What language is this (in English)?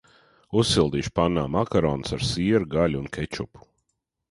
Latvian